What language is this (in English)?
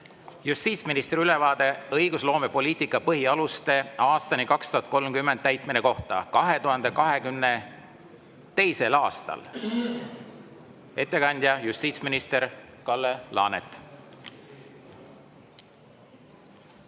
Estonian